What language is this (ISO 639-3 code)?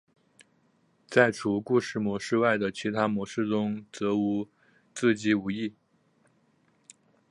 zho